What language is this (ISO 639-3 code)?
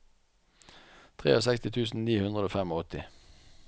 nor